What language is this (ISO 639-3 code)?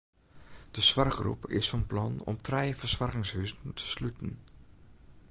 fry